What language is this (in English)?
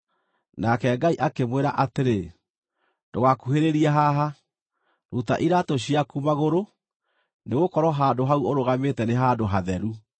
Kikuyu